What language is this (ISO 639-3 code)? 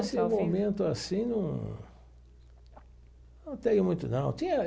por